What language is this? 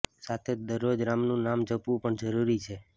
Gujarati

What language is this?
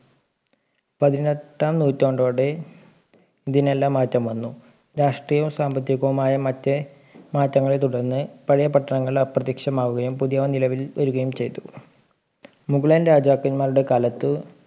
Malayalam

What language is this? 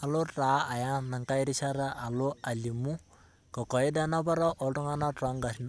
Masai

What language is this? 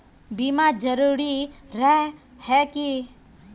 Magahi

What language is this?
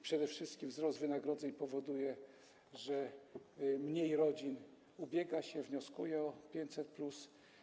Polish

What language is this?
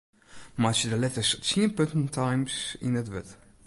Western Frisian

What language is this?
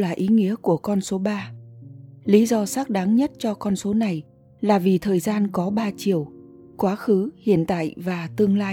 Vietnamese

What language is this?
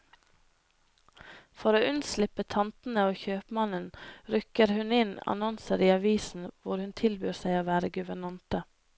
Norwegian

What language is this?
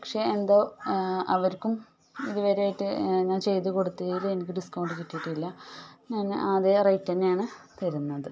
Malayalam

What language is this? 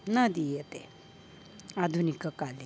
Sanskrit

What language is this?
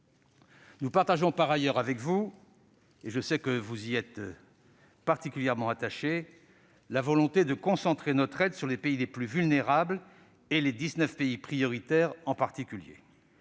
French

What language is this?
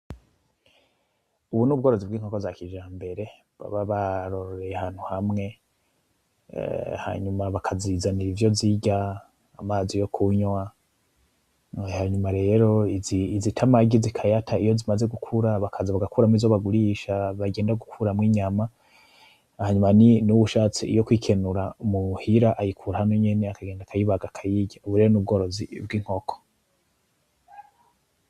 Rundi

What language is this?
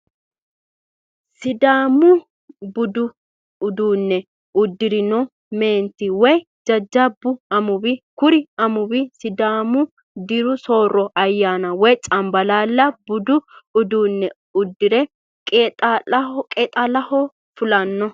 Sidamo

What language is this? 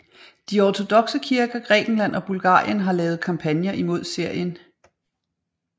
Danish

